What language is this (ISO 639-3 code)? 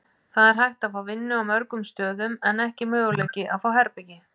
isl